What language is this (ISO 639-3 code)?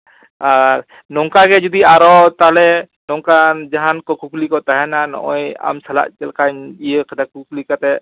sat